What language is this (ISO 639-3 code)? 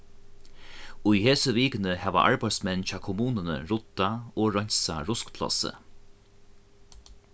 fao